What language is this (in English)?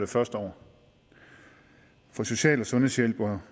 Danish